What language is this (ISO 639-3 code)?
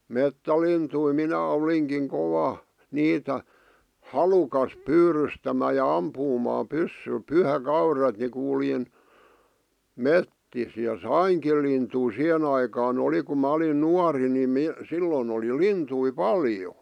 fin